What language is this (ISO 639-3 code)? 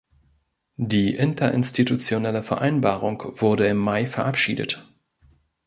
deu